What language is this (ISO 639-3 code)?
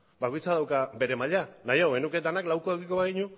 eus